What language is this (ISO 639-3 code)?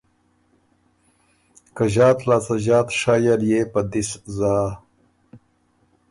oru